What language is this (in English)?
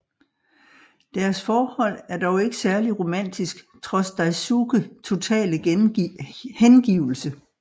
Danish